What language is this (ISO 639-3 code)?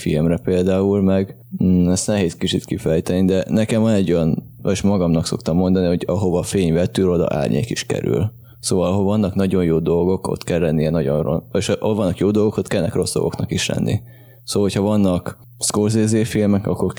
hun